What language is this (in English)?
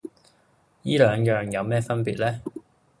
Cantonese